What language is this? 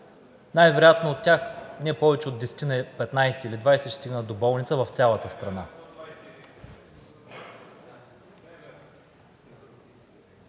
Bulgarian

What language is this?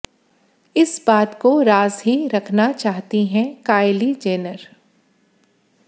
Hindi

